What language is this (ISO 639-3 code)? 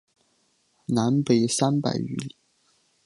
zho